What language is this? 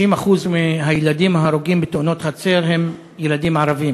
Hebrew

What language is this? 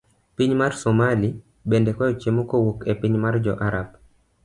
Luo (Kenya and Tanzania)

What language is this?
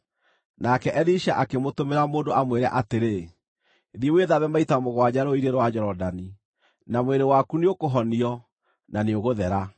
Kikuyu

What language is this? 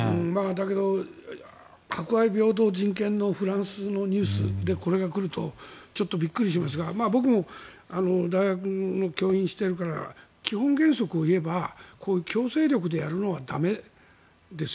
Japanese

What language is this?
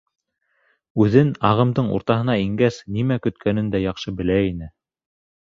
Bashkir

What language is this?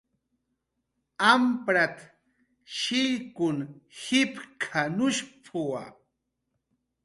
Jaqaru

